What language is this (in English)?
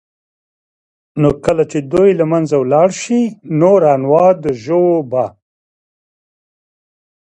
Pashto